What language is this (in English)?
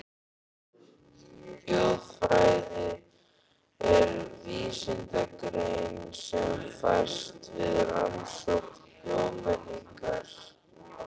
Icelandic